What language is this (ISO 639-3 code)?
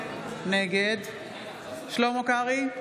heb